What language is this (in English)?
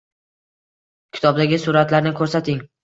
Uzbek